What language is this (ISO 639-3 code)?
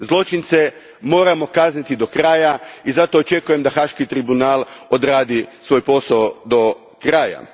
hrv